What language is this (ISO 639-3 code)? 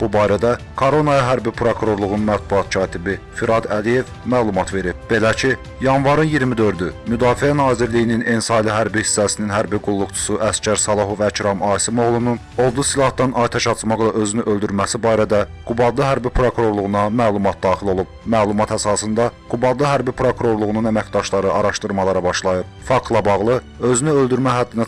tur